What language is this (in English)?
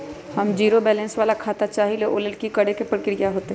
Magahi